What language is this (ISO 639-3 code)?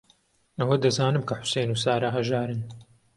ckb